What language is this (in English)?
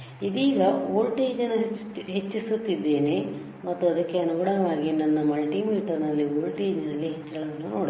Kannada